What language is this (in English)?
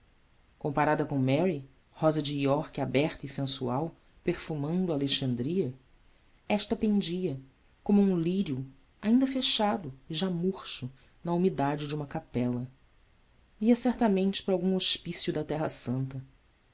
Portuguese